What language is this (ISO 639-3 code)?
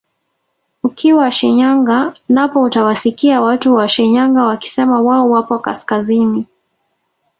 swa